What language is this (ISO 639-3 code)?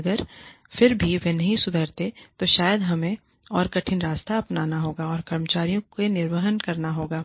hin